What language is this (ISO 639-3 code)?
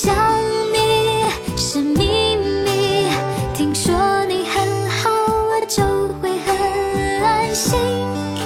zho